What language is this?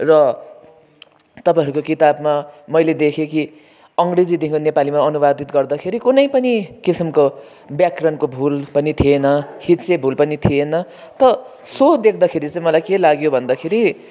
Nepali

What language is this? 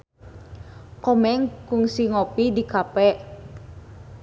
Sundanese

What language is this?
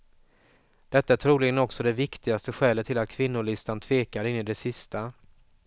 Swedish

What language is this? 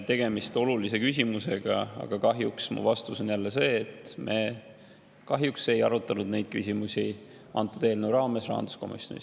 Estonian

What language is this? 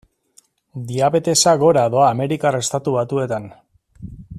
Basque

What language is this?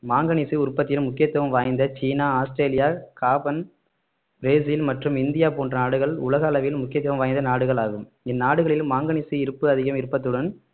Tamil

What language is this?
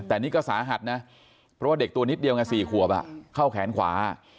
Thai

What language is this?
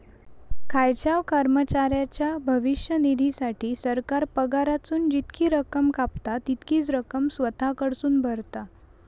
Marathi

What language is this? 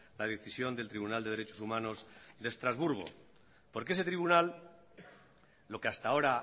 Spanish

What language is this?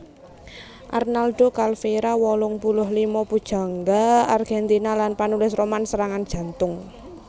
Javanese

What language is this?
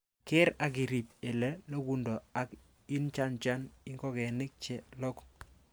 Kalenjin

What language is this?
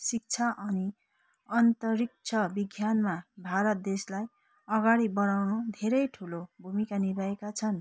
Nepali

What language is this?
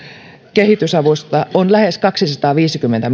Finnish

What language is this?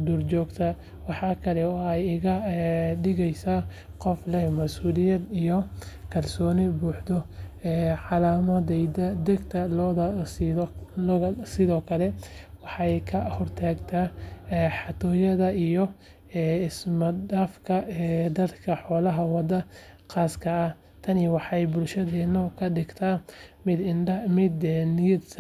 Somali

